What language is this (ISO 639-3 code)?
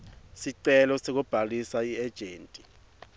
ssw